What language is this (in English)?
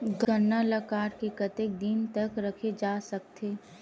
Chhattisgarhi